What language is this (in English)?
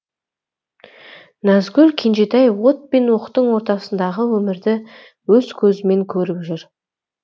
Kazakh